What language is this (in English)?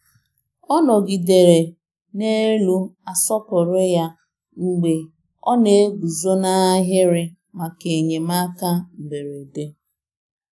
Igbo